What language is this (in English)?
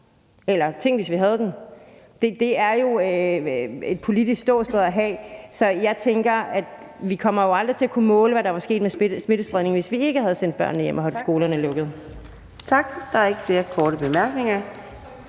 Danish